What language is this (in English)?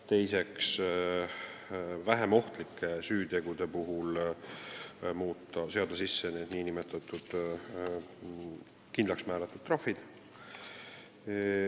Estonian